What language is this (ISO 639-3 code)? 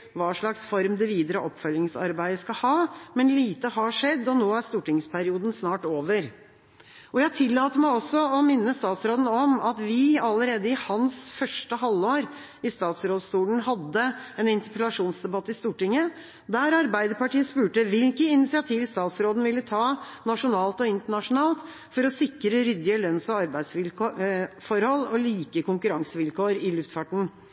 nob